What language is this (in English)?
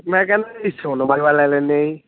Punjabi